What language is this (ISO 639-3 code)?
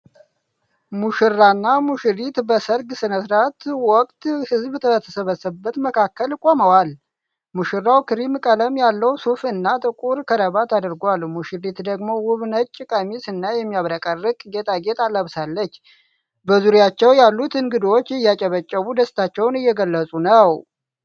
amh